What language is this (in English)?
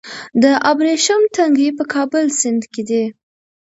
Pashto